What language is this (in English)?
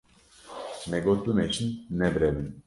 Kurdish